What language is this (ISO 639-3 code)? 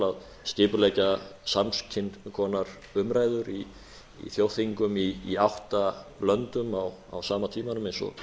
isl